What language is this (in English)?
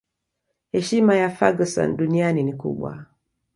Swahili